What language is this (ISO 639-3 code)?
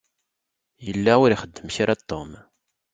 kab